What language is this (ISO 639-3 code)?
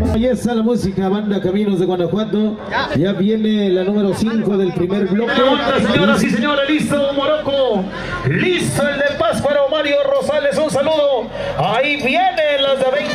spa